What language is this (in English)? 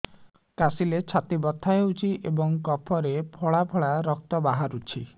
Odia